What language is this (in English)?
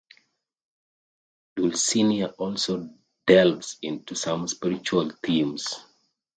English